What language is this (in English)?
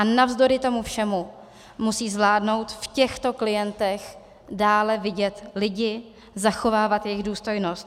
Czech